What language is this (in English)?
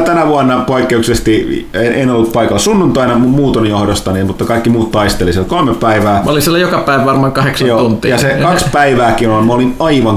Finnish